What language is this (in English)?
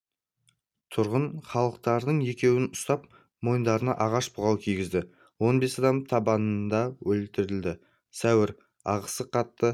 Kazakh